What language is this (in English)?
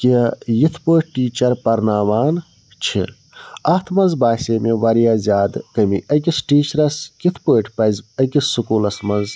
Kashmiri